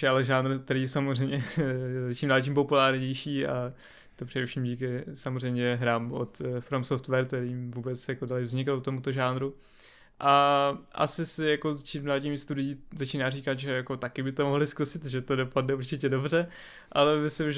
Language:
Czech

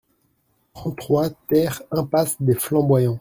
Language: French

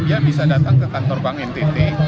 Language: Indonesian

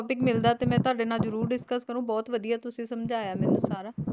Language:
Punjabi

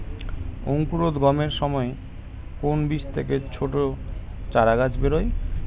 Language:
Bangla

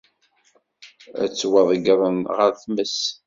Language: Kabyle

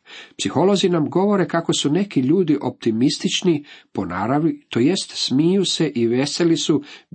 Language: Croatian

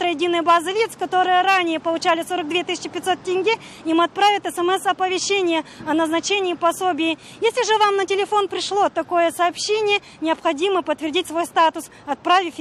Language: Russian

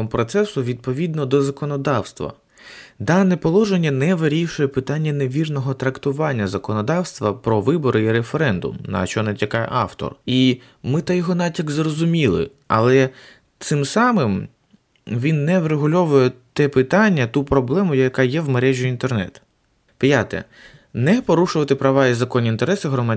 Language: Ukrainian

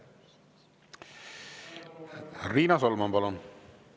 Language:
Estonian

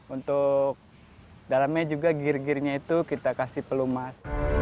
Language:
Indonesian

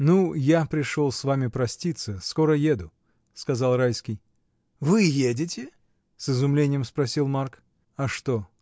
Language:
Russian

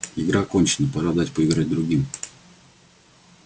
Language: Russian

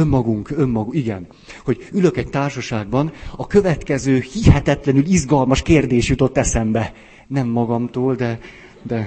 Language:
Hungarian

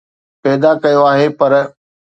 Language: Sindhi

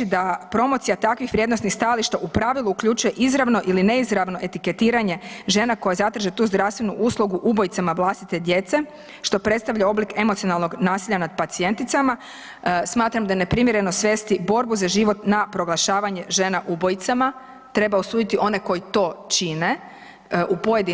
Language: Croatian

